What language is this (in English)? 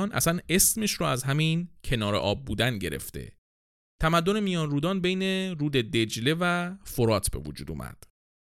Persian